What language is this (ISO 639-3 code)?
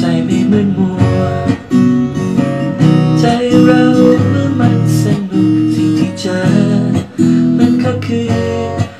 tha